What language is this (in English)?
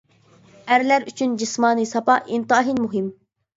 Uyghur